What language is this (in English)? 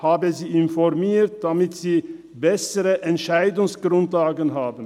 Swiss German